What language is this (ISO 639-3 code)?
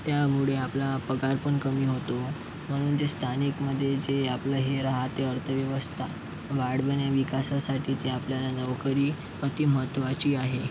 mar